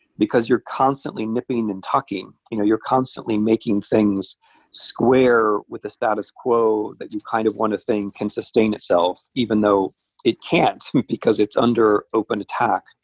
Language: English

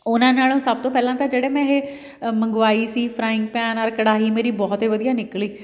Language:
Punjabi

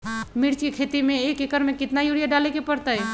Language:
Magahi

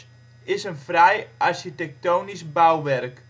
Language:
Dutch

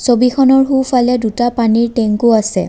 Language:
Assamese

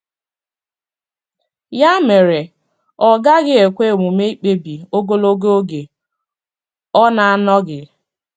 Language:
Igbo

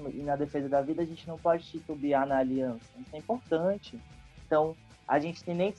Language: Portuguese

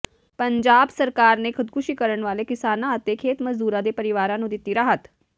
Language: Punjabi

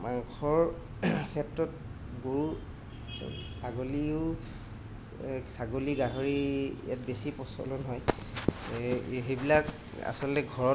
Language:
Assamese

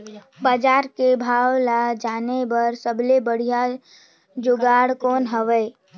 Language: Chhattisgarhi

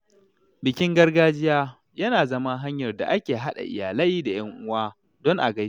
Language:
Hausa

